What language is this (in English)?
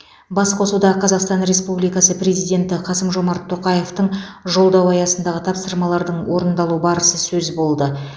Kazakh